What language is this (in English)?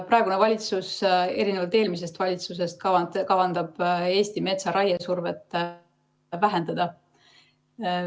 Estonian